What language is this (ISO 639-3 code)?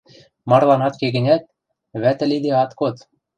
mrj